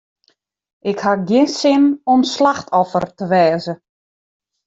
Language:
Western Frisian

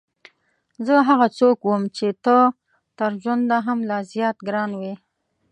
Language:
Pashto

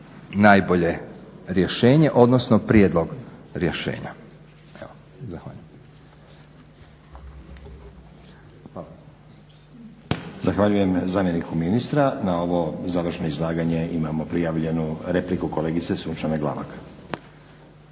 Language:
Croatian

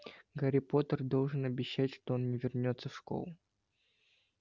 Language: Russian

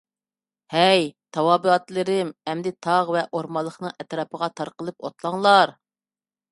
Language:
Uyghur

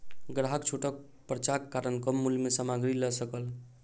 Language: Maithili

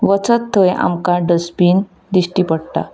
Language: Konkani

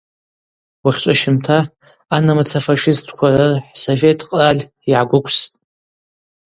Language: Abaza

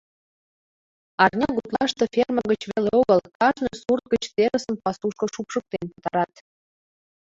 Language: Mari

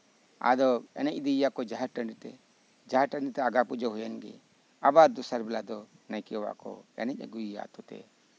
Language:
Santali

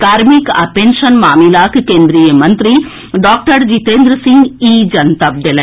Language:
Maithili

